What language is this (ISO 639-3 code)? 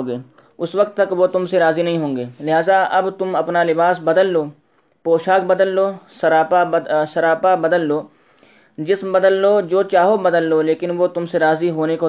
urd